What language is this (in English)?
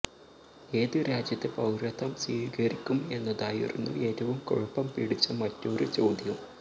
Malayalam